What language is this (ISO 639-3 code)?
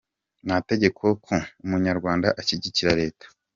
kin